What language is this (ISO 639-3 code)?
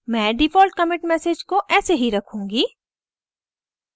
hin